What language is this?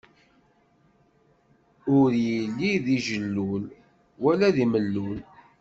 Kabyle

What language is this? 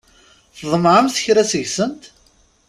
Kabyle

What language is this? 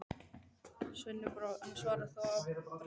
Icelandic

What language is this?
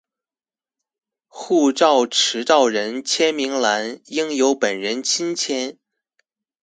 Chinese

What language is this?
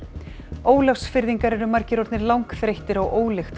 Icelandic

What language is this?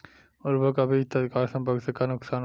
Bhojpuri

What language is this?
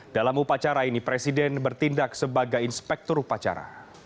Indonesian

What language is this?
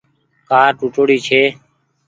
Goaria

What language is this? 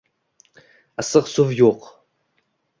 Uzbek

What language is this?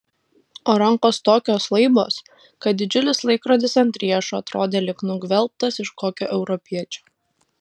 Lithuanian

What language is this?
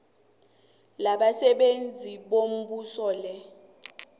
South Ndebele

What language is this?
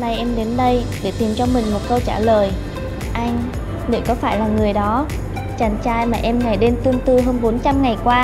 Vietnamese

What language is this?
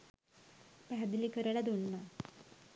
Sinhala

